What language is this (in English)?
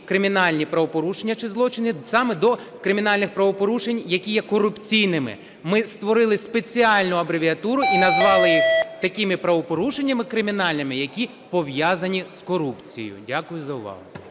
Ukrainian